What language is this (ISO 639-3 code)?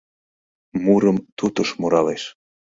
chm